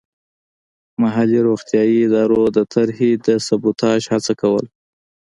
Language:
Pashto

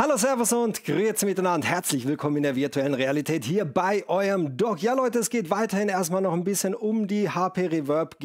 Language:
German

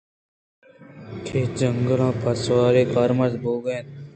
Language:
Eastern Balochi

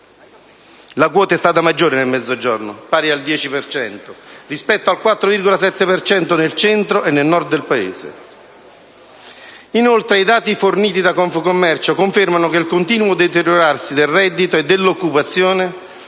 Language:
Italian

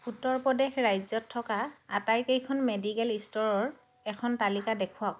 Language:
Assamese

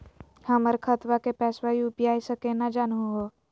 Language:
Magahi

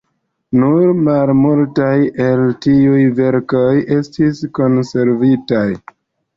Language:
Esperanto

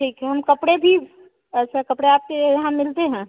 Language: Hindi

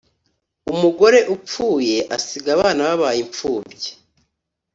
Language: Kinyarwanda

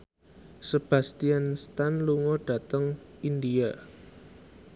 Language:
Javanese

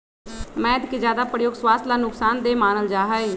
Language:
Magahi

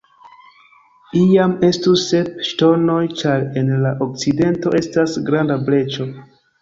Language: Esperanto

